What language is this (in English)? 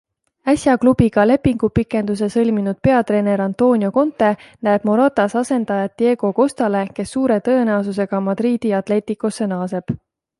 Estonian